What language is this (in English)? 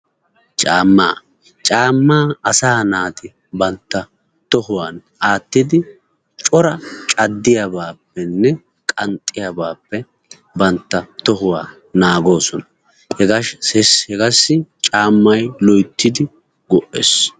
Wolaytta